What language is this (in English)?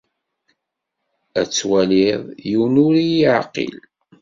Kabyle